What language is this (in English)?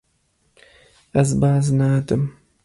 Kurdish